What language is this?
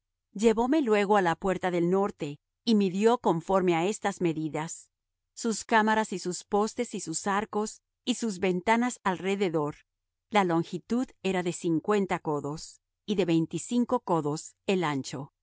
Spanish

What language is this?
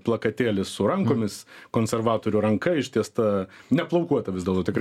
Lithuanian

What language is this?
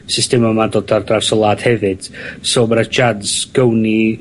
Welsh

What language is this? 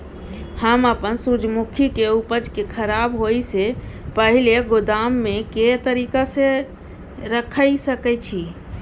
Maithili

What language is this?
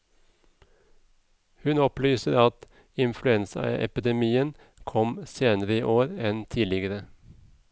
Norwegian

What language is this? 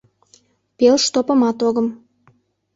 Mari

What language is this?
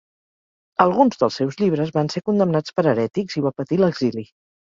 Catalan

